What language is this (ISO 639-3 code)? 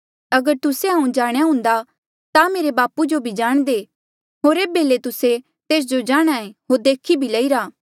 mjl